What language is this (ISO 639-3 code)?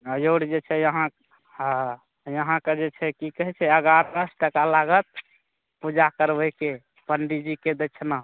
mai